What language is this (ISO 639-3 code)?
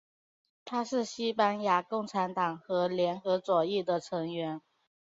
zho